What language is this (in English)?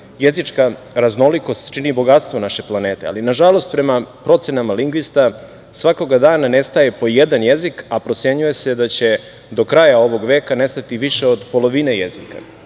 Serbian